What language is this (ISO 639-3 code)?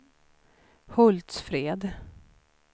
swe